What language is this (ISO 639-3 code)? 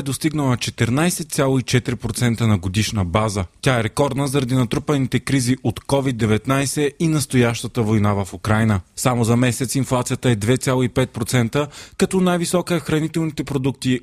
bul